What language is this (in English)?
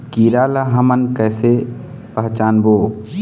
Chhattisgarhi